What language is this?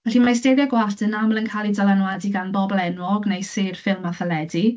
Welsh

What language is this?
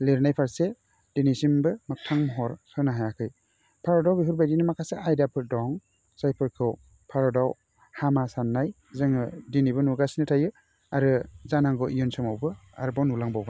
Bodo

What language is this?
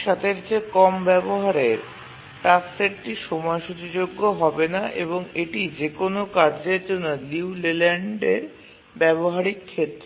Bangla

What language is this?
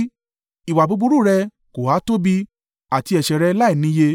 Yoruba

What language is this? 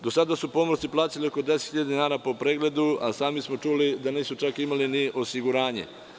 Serbian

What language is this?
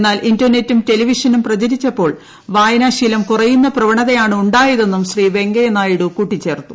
Malayalam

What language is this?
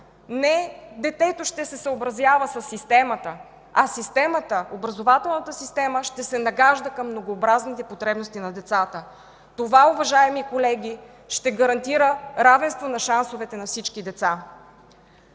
Bulgarian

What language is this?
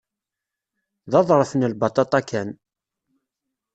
Kabyle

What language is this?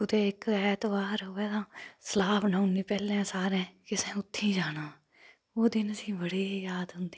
Dogri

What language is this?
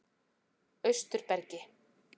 Icelandic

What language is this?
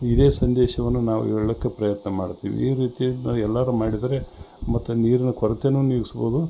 Kannada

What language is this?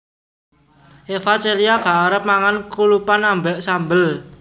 Javanese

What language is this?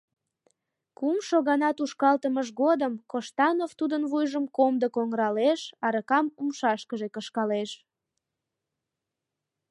Mari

